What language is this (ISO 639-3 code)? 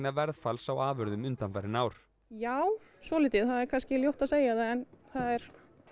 isl